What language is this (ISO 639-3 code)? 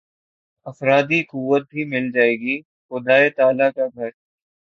urd